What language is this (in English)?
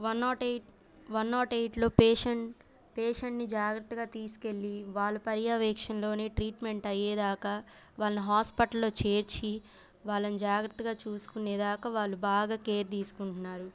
Telugu